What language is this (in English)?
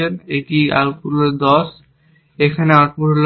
Bangla